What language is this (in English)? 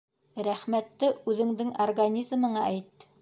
Bashkir